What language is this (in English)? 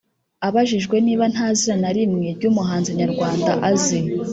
Kinyarwanda